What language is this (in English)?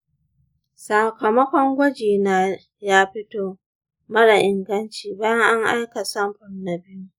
Hausa